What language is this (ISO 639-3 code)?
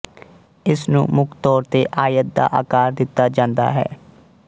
pan